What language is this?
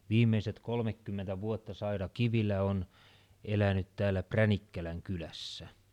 Finnish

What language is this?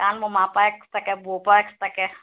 Assamese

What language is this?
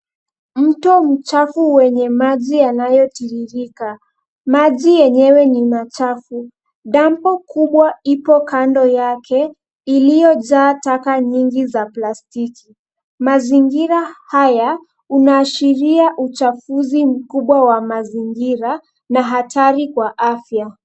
Swahili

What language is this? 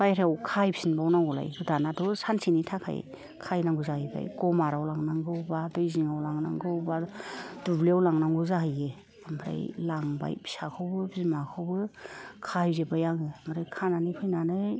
Bodo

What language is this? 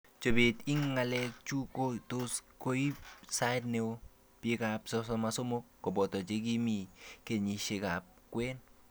Kalenjin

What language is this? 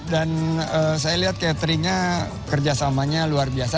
Indonesian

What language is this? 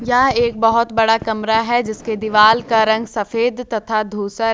Hindi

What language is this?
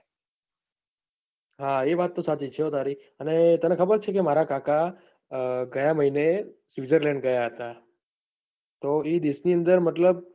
Gujarati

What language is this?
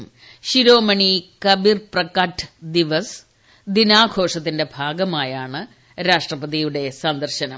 Malayalam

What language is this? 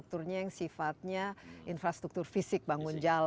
Indonesian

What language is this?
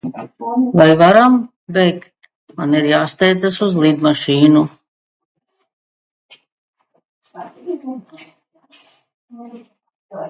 Latvian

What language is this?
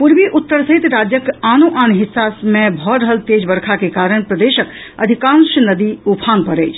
Maithili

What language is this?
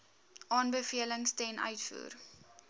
Afrikaans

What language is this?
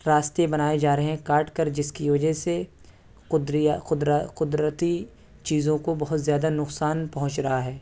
Urdu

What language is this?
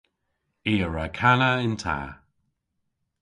Cornish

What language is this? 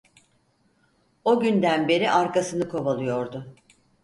Turkish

